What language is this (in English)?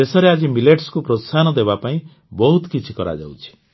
Odia